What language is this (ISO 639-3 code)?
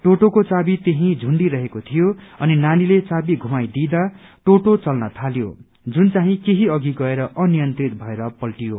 nep